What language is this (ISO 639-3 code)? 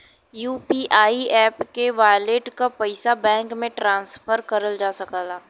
bho